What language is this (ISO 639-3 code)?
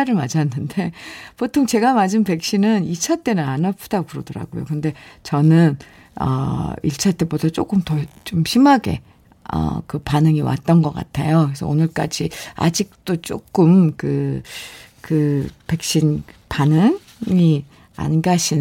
kor